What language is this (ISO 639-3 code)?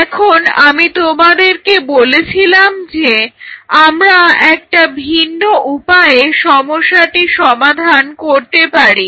ben